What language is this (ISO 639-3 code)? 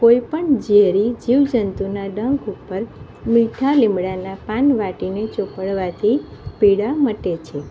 guj